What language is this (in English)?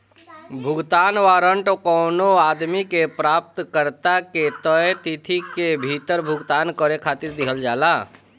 Bhojpuri